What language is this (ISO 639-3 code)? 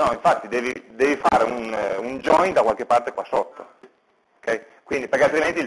ita